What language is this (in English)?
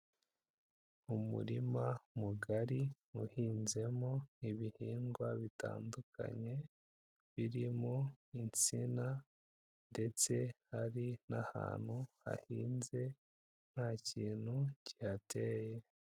Kinyarwanda